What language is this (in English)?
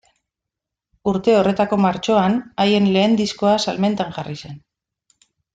Basque